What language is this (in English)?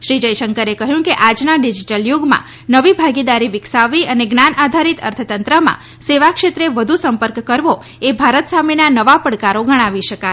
Gujarati